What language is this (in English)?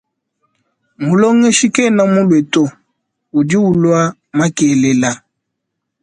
Luba-Lulua